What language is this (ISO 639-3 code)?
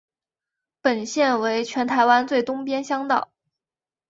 zho